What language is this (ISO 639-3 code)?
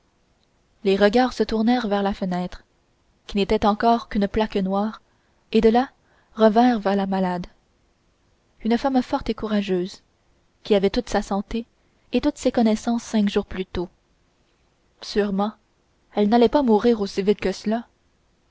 fra